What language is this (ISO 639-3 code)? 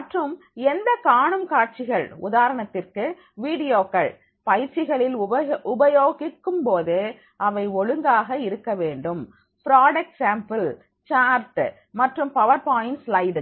tam